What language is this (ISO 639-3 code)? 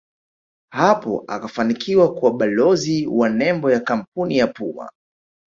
swa